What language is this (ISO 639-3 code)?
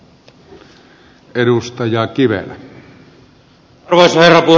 fin